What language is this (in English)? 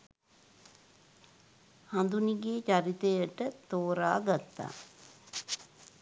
Sinhala